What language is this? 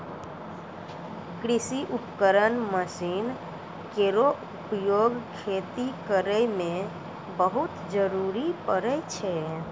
Maithili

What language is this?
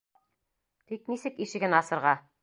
Bashkir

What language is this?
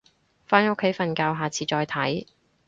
Cantonese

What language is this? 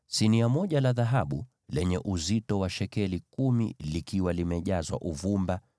Swahili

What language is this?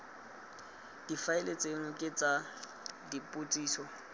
Tswana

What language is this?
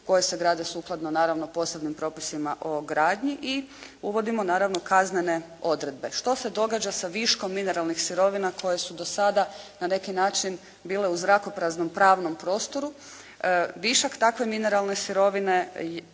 Croatian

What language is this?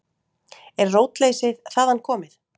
Icelandic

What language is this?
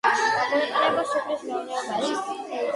Georgian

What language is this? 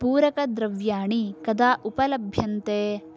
Sanskrit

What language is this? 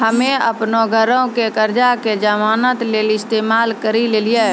Maithili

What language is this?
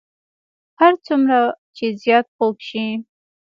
Pashto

